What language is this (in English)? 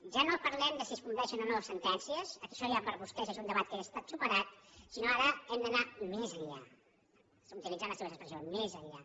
Catalan